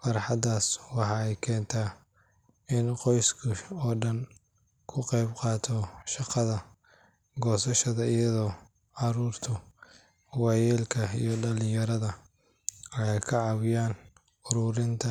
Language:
Somali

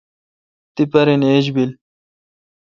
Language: Kalkoti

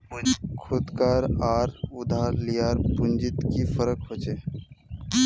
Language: Magahi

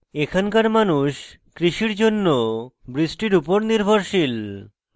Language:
Bangla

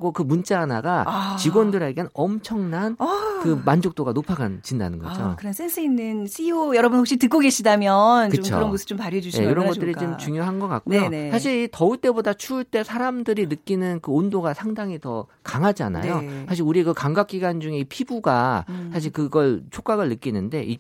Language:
Korean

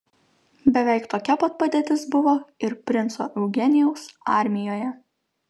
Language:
Lithuanian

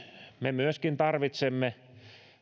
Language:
Finnish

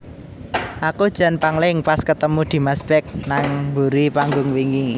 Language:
Javanese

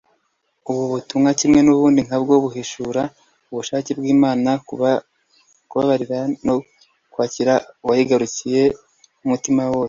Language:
Kinyarwanda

